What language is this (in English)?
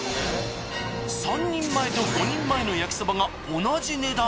Japanese